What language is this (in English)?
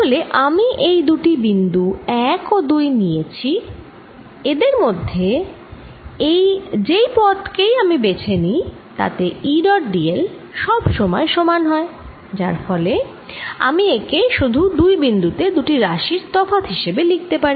Bangla